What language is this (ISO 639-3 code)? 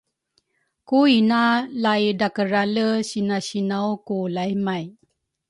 dru